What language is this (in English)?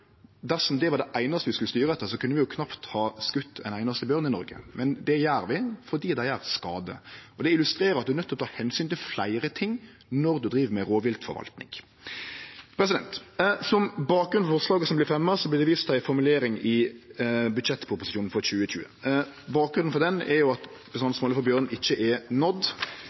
Norwegian Nynorsk